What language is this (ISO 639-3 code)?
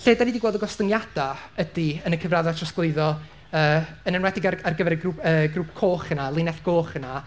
cym